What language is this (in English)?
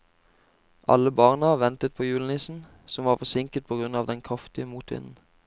Norwegian